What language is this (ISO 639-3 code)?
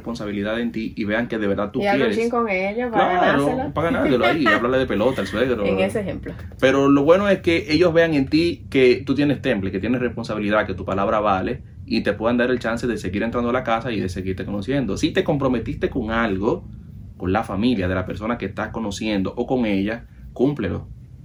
spa